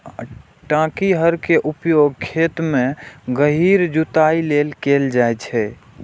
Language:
Maithili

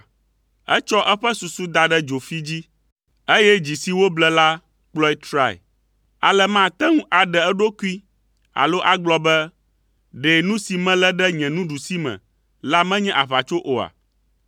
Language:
Ewe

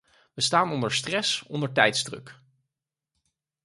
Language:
Dutch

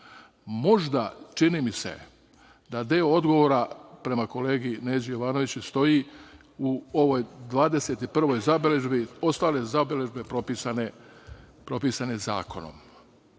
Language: Serbian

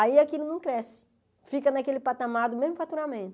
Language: Portuguese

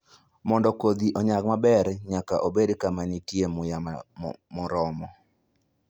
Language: Luo (Kenya and Tanzania)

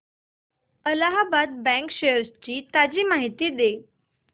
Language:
Marathi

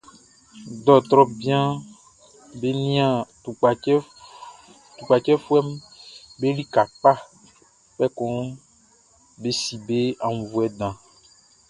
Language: Baoulé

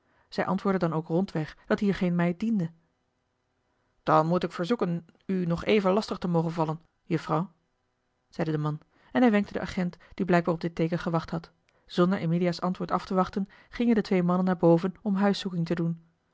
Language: Dutch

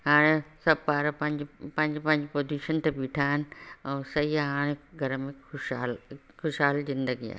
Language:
Sindhi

